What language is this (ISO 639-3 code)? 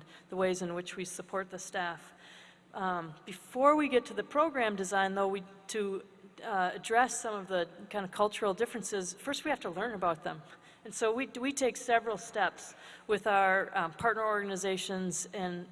eng